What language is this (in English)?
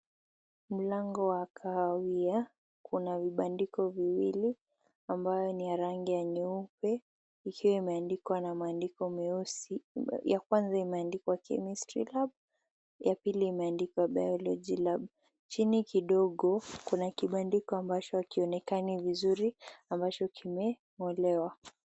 Swahili